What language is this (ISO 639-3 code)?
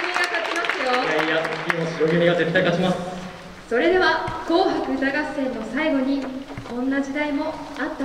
jpn